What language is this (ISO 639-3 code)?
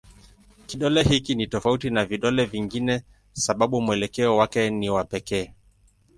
swa